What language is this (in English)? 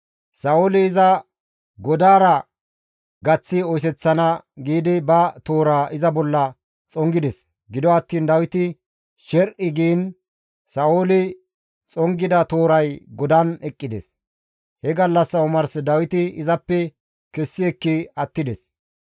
Gamo